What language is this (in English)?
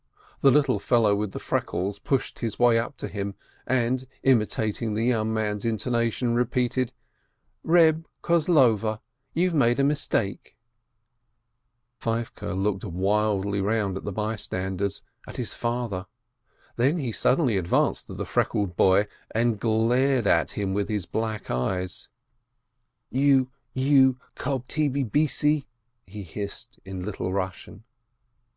English